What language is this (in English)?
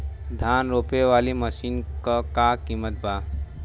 Bhojpuri